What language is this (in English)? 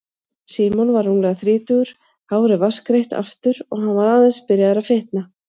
Icelandic